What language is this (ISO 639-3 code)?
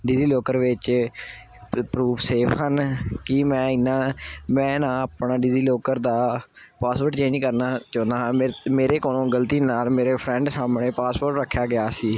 pan